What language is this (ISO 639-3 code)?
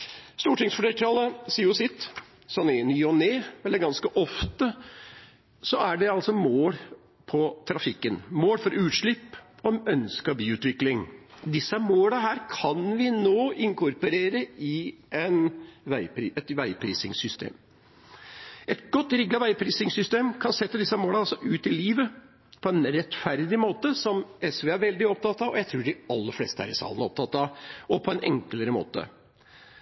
nob